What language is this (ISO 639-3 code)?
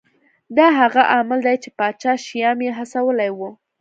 pus